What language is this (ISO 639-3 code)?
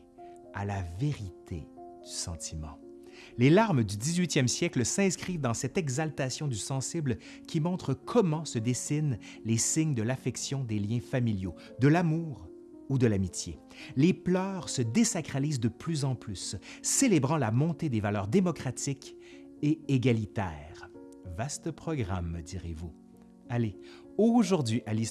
fra